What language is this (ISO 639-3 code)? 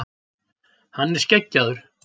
isl